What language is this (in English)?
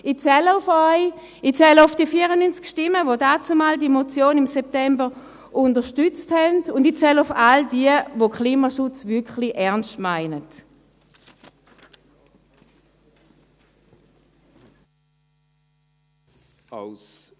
Swiss German